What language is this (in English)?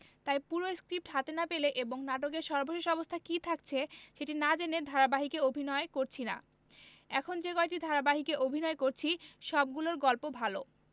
Bangla